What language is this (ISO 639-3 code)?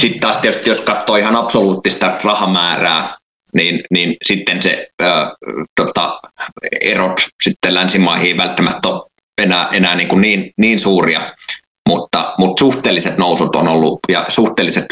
fin